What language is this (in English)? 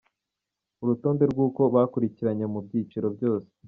Kinyarwanda